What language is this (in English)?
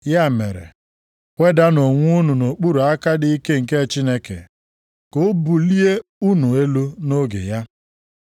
Igbo